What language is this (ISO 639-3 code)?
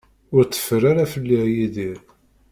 kab